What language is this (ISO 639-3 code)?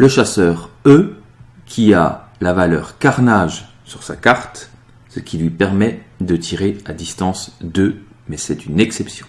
fra